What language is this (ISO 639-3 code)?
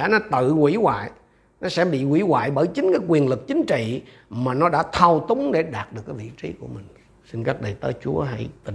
vie